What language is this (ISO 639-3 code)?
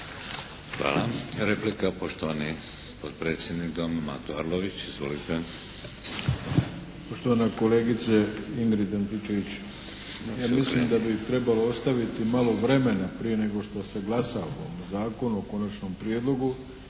hrv